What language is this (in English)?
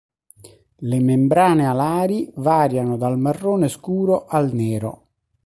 Italian